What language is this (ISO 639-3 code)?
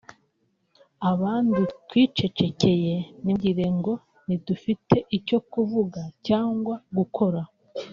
kin